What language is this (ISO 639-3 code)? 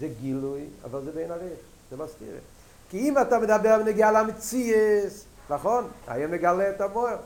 heb